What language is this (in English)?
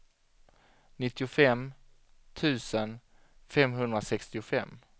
Swedish